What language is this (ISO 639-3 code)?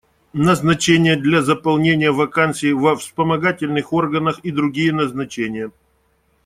rus